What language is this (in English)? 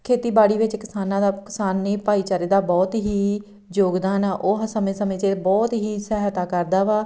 Punjabi